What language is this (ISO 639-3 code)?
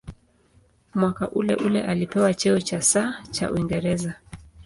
swa